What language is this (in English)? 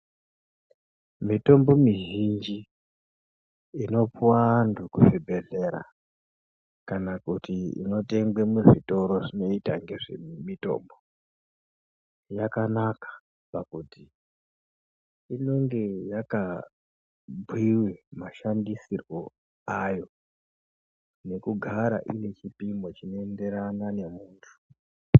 Ndau